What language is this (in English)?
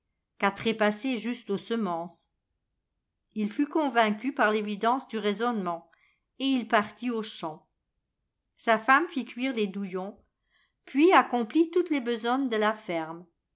French